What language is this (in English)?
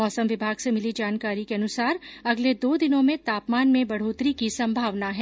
Hindi